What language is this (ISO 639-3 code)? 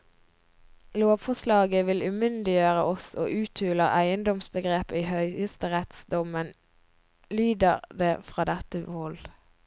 nor